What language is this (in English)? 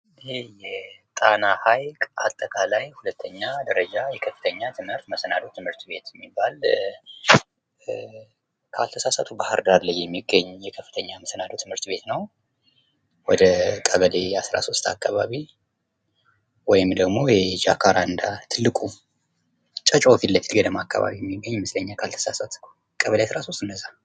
Amharic